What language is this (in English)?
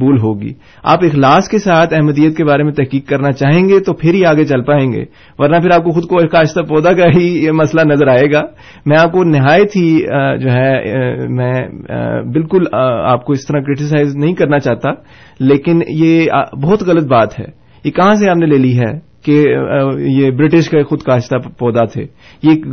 Urdu